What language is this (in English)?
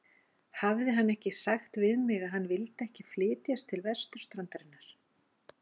Icelandic